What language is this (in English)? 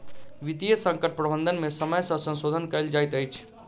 Maithili